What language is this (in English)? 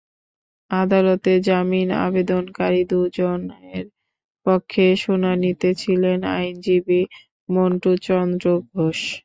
Bangla